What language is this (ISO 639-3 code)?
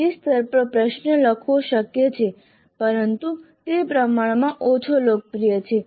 guj